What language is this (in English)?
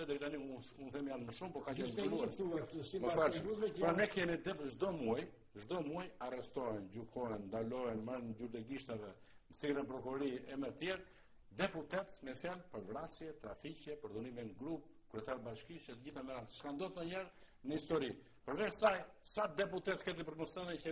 Romanian